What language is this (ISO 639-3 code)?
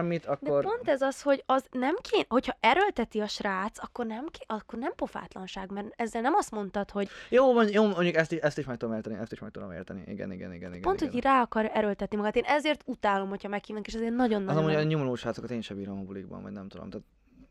hun